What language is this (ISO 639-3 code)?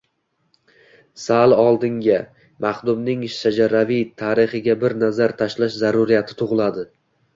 uzb